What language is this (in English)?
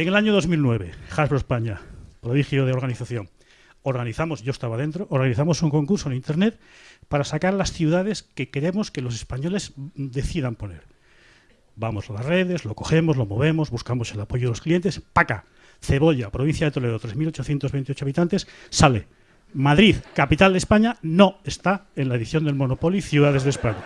Spanish